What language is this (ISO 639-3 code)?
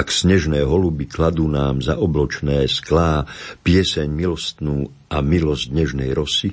slk